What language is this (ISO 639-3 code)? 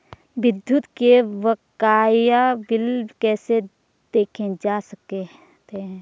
hin